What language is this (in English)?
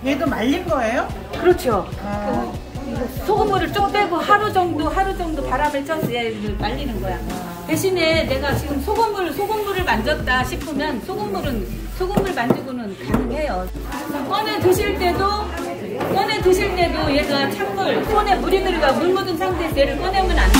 Korean